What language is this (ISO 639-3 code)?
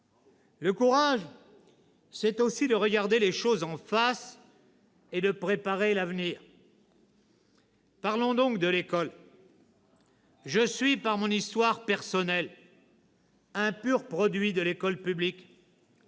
fra